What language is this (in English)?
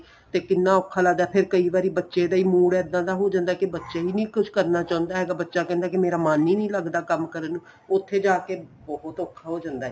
Punjabi